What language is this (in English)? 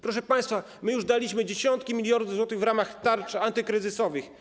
Polish